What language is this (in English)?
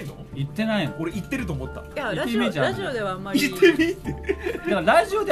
Japanese